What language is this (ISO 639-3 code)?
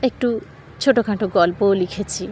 ben